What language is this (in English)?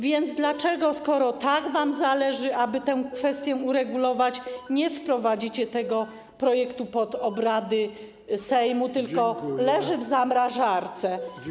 Polish